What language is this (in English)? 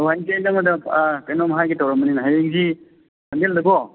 Manipuri